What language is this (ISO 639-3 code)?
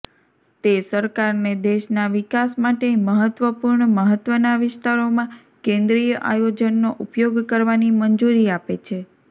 guj